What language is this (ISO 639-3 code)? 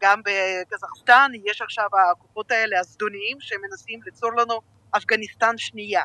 heb